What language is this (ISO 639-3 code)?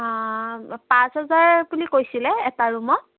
asm